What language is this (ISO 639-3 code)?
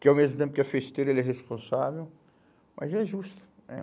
por